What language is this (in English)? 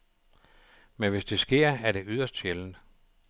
Danish